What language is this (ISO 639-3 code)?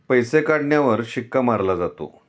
mar